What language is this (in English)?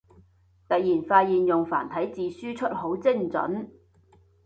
Cantonese